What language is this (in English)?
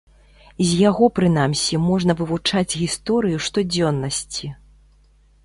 Belarusian